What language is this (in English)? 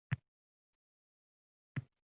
Uzbek